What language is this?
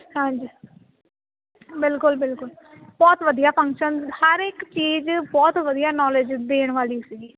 Punjabi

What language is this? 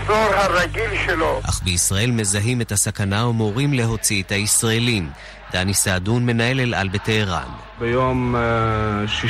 Hebrew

